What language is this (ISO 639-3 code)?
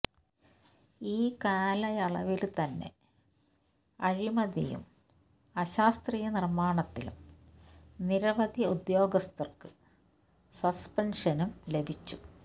mal